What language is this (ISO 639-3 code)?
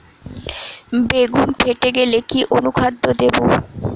ben